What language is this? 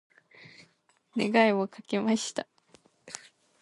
Japanese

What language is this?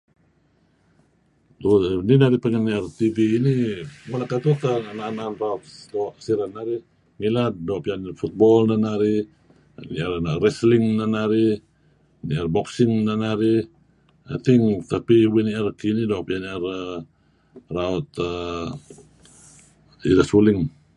Kelabit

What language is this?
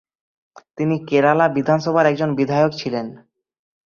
Bangla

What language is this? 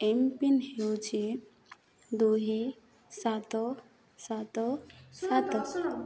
Odia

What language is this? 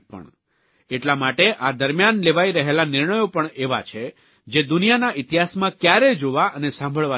Gujarati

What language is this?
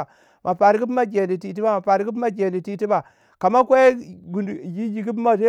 Waja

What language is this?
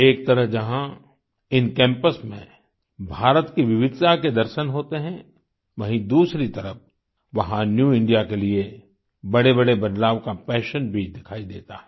Hindi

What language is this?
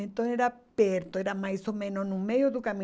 Portuguese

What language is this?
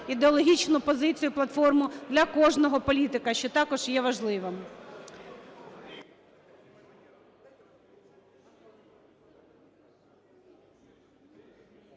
Ukrainian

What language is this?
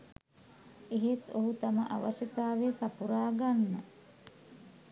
Sinhala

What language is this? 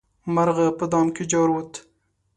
Pashto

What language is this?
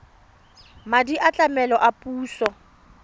Tswana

